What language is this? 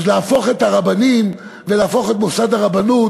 Hebrew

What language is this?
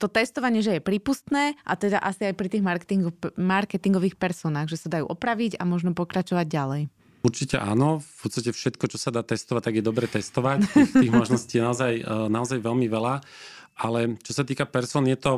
Slovak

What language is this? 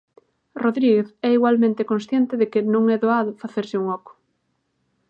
Galician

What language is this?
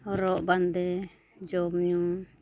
Santali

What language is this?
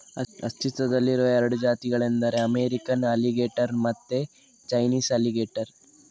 Kannada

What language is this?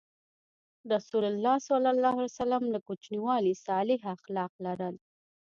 Pashto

